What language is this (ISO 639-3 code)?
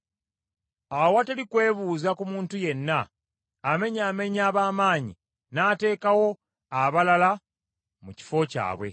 lug